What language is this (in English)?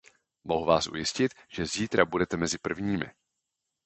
Czech